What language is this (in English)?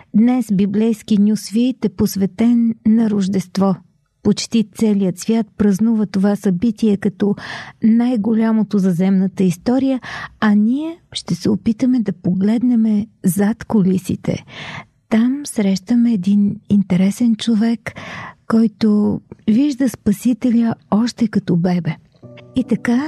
Bulgarian